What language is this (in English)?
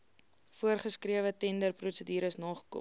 Afrikaans